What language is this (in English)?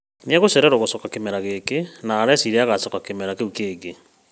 Kikuyu